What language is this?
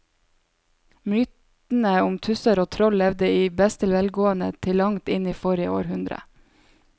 Norwegian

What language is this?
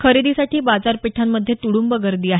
Marathi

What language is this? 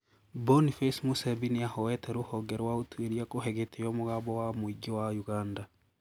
Kikuyu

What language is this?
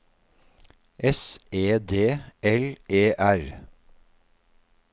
Norwegian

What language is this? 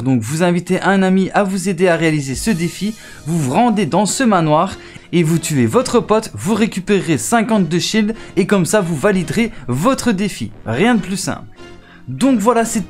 French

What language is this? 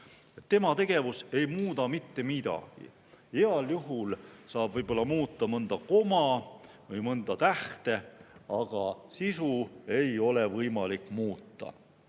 Estonian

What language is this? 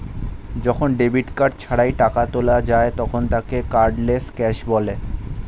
Bangla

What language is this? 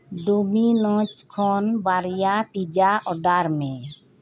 Santali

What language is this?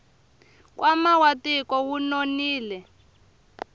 Tsonga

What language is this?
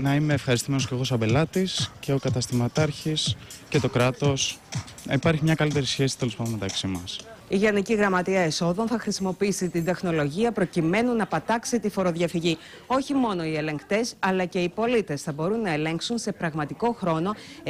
Greek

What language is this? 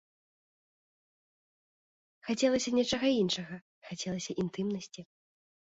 Belarusian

